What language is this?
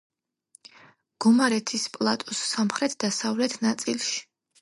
Georgian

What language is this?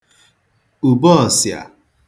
Igbo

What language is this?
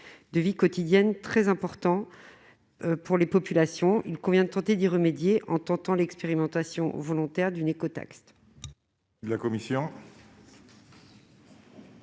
French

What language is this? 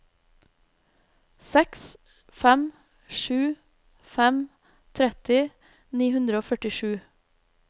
Norwegian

